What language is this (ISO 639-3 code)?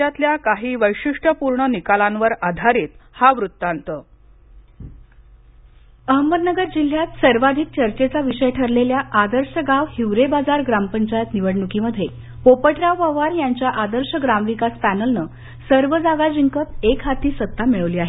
mar